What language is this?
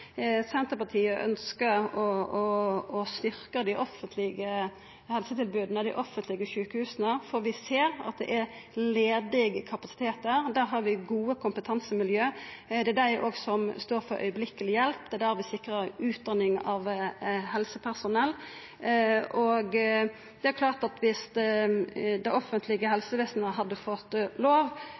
Norwegian Nynorsk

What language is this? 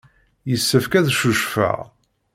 Kabyle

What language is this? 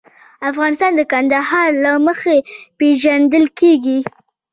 Pashto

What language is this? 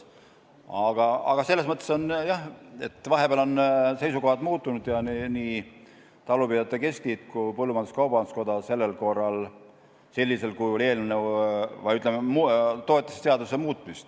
Estonian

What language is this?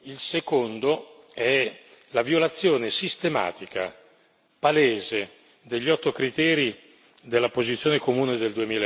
Italian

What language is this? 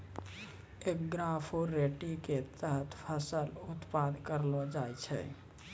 Maithili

